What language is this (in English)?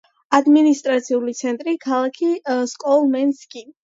Georgian